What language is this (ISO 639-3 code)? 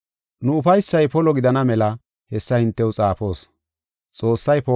gof